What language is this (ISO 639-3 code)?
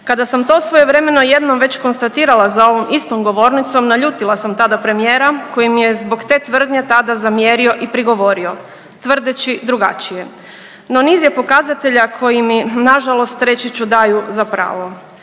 hrv